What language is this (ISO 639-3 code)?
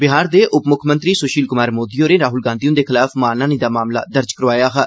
doi